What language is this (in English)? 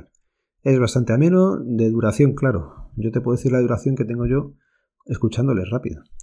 Spanish